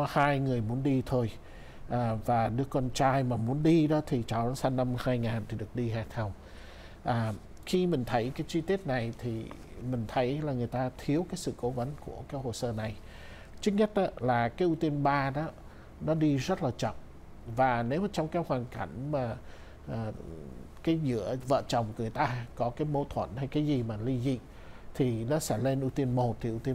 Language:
Vietnamese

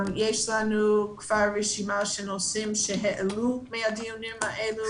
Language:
Hebrew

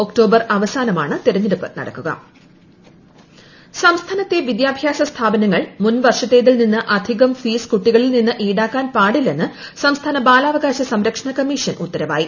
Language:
Malayalam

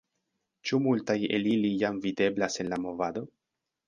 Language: Esperanto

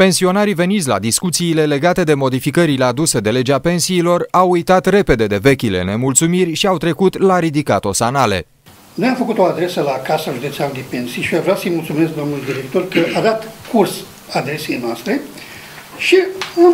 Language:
Romanian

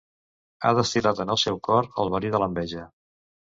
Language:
Catalan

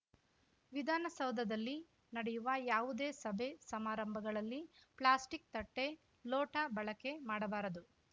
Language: Kannada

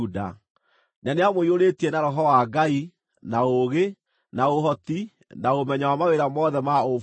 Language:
Kikuyu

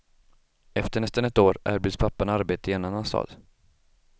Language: Swedish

